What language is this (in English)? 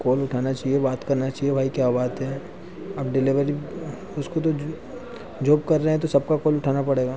Hindi